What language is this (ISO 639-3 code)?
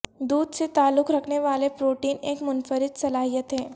urd